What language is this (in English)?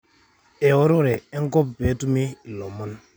Masai